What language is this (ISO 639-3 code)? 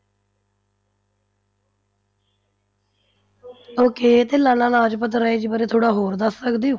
pan